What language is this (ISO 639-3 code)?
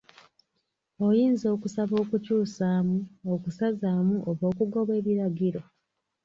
lug